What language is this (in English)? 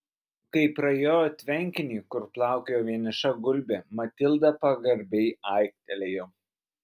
Lithuanian